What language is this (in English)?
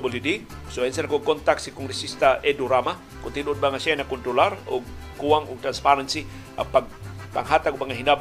Filipino